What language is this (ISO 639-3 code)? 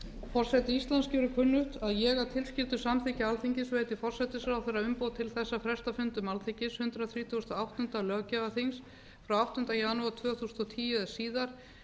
isl